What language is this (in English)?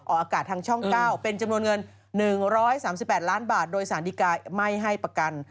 Thai